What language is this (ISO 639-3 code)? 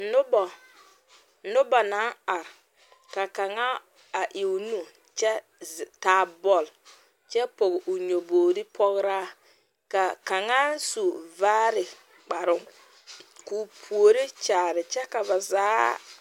dga